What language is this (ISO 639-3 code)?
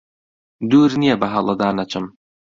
ckb